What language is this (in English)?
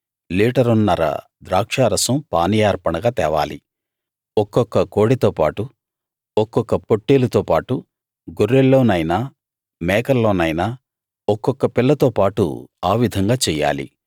Telugu